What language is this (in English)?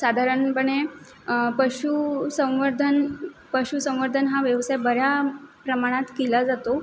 Marathi